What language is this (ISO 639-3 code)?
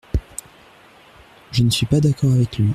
fra